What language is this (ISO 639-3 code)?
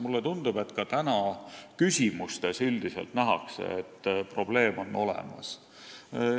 est